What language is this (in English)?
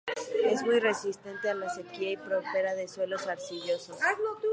Spanish